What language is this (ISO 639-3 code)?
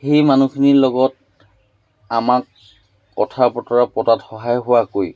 asm